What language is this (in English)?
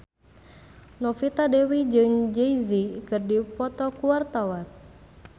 Sundanese